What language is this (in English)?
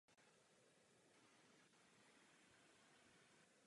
Czech